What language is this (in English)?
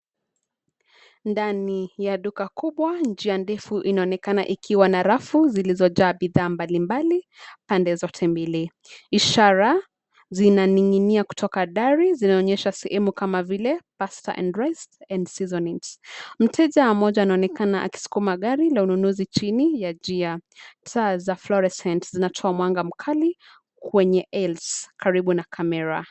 Swahili